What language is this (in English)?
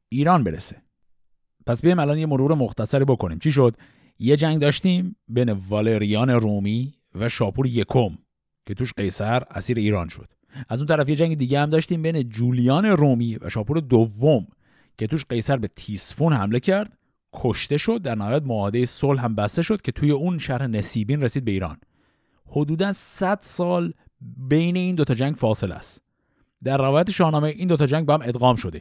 Persian